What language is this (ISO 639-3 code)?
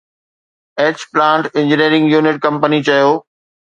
snd